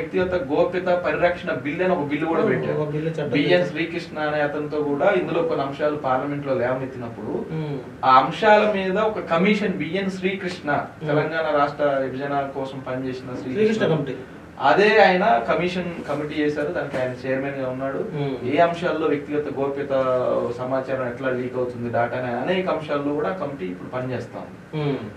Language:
Telugu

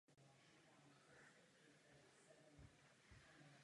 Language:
Czech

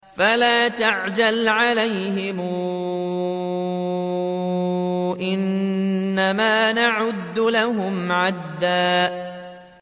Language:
Arabic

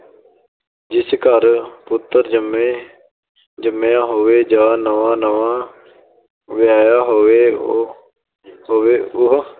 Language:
Punjabi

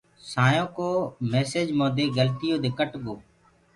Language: Gurgula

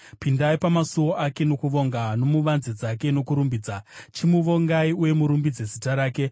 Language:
Shona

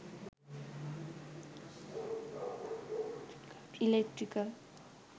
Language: Sinhala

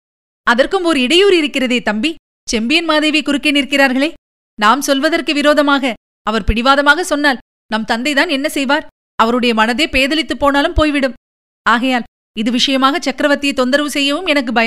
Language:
Tamil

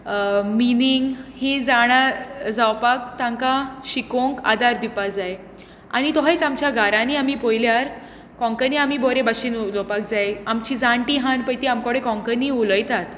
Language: Konkani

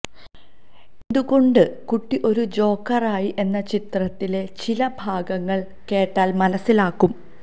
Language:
Malayalam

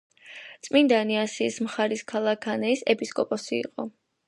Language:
Georgian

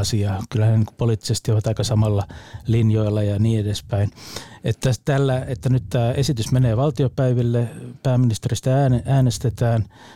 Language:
Finnish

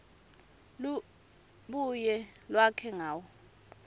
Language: Swati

